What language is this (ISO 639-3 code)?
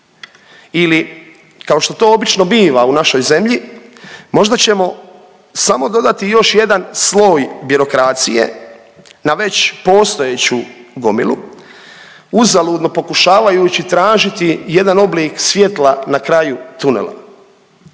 hrv